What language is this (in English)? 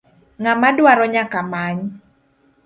Luo (Kenya and Tanzania)